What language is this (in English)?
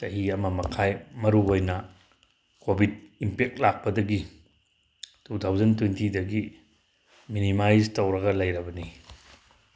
Manipuri